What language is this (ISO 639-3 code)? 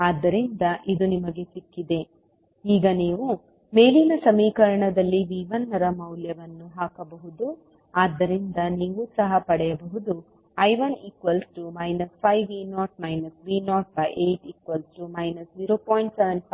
kan